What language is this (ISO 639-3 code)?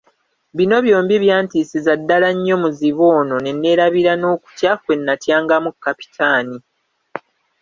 lug